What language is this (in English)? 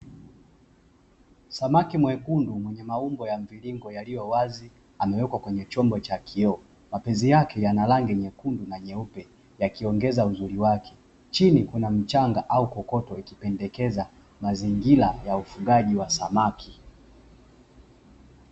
Swahili